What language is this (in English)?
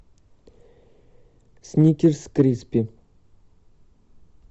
Russian